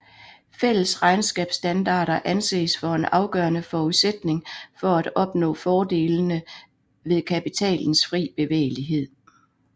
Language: Danish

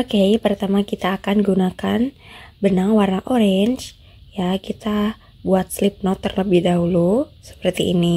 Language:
Indonesian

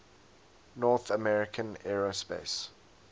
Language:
English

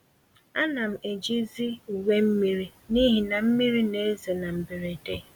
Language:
Igbo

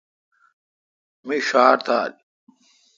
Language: Kalkoti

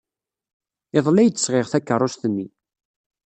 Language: Kabyle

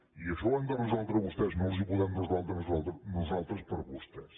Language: Catalan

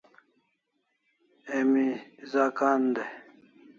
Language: Kalasha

